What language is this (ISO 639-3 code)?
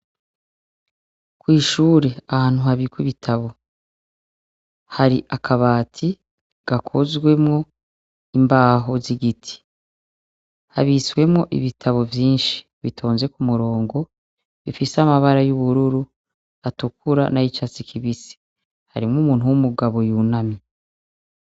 run